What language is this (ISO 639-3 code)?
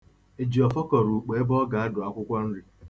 ibo